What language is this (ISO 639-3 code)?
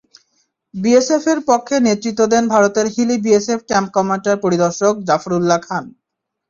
ben